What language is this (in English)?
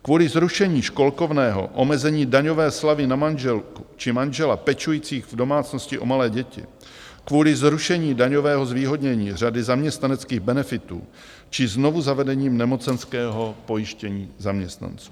Czech